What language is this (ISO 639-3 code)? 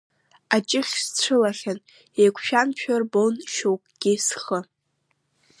abk